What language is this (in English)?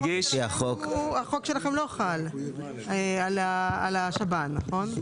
Hebrew